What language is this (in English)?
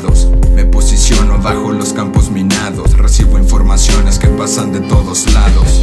Spanish